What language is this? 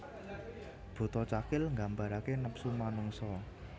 Javanese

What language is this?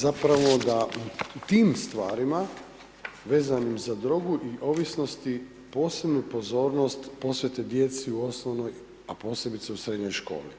Croatian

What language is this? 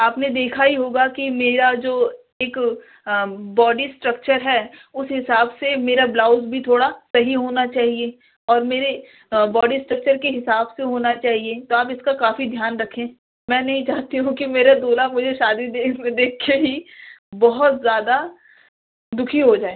Urdu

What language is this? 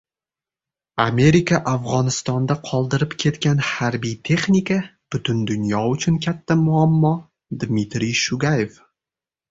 Uzbek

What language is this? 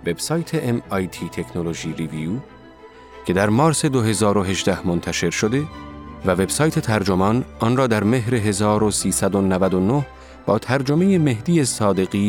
Persian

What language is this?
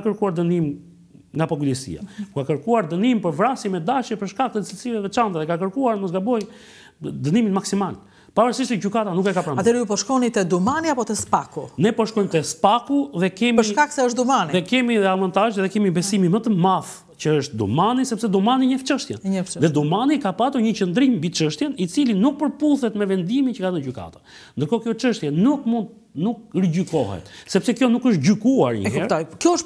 Romanian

